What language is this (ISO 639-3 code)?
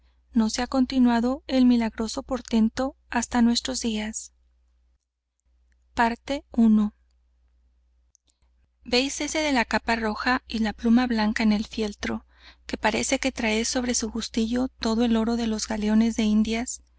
spa